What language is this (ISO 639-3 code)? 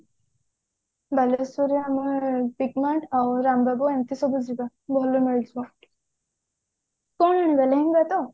ori